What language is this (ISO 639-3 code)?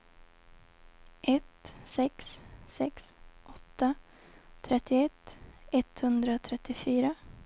swe